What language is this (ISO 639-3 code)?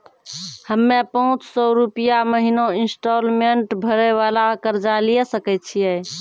mai